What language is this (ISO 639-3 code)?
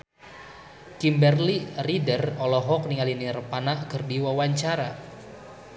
sun